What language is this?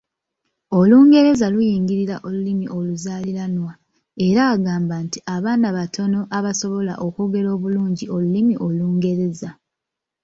Ganda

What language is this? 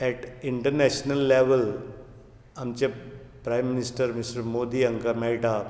Konkani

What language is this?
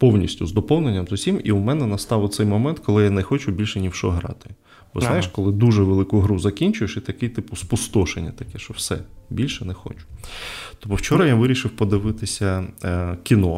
Ukrainian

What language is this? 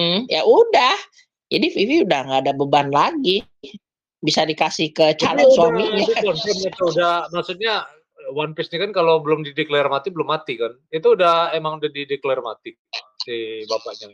Indonesian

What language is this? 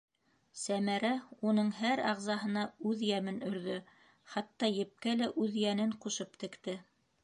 Bashkir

